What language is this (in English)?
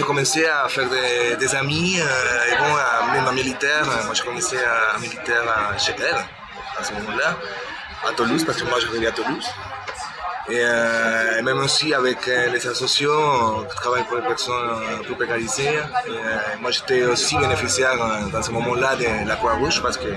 French